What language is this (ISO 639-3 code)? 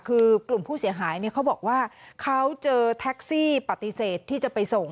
tha